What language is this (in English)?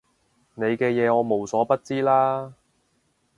Cantonese